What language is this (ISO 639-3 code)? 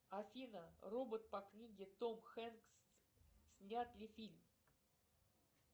rus